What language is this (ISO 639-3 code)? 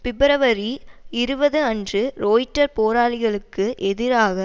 tam